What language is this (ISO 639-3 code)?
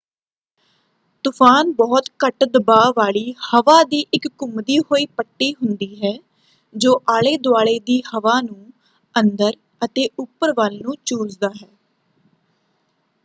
pan